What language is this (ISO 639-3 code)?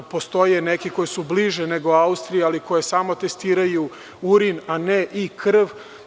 srp